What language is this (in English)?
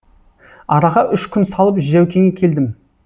Kazakh